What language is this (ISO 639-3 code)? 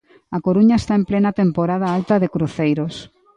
glg